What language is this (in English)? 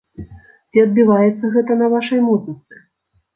Belarusian